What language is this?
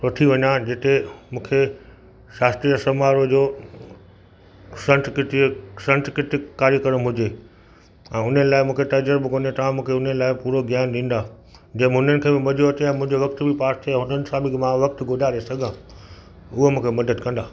Sindhi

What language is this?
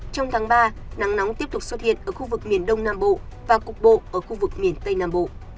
Vietnamese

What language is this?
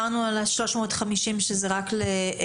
Hebrew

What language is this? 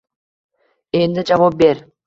Uzbek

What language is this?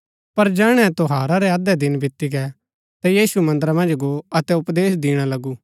Gaddi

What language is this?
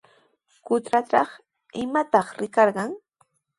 Sihuas Ancash Quechua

